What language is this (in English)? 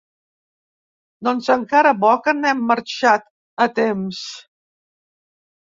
Catalan